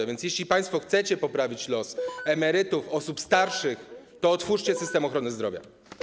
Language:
Polish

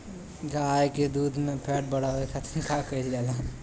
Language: Bhojpuri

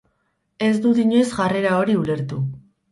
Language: Basque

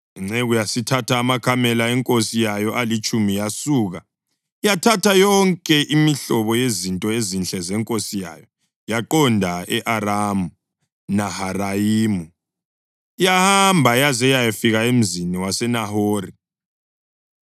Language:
North Ndebele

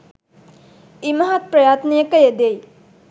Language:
Sinhala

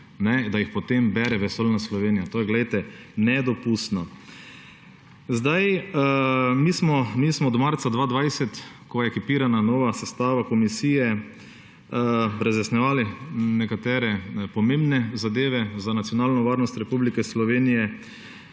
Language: Slovenian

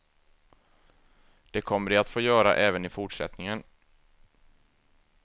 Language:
Swedish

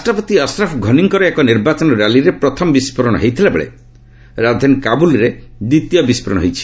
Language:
Odia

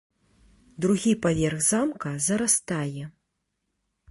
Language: Belarusian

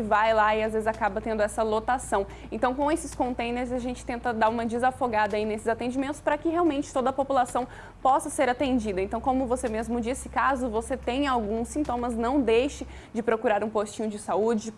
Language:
Portuguese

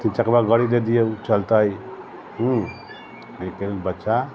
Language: Maithili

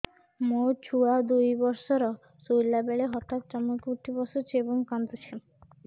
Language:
Odia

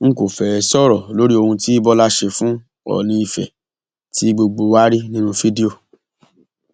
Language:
Yoruba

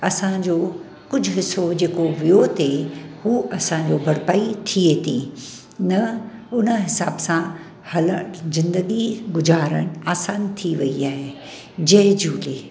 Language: Sindhi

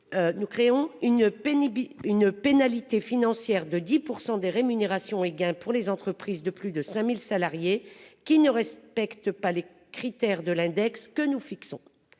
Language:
French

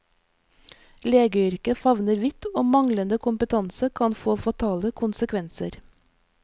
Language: Norwegian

